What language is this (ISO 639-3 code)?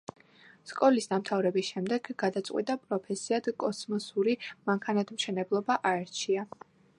kat